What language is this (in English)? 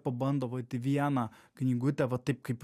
Lithuanian